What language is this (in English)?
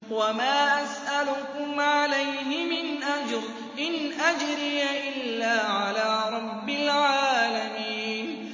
Arabic